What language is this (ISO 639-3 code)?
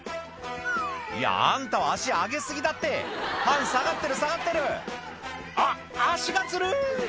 jpn